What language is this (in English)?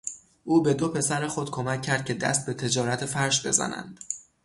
Persian